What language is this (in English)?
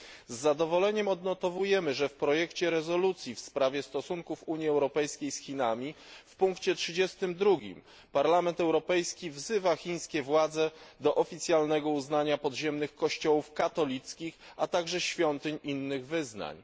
Polish